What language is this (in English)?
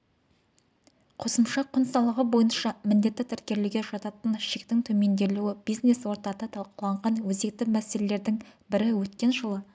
Kazakh